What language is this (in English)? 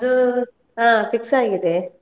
Kannada